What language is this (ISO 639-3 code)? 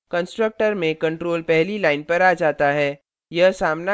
hin